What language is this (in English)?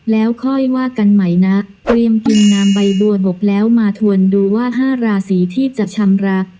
Thai